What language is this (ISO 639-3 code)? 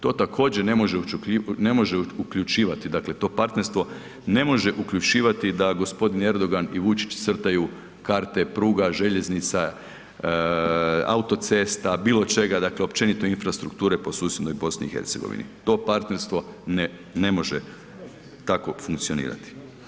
hrv